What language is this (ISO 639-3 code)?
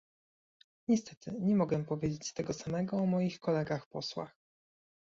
pol